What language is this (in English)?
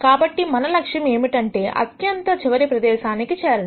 Telugu